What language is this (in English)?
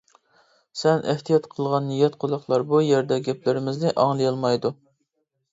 Uyghur